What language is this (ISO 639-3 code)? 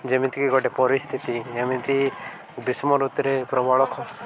ori